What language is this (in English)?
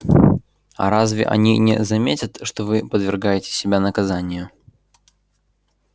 Russian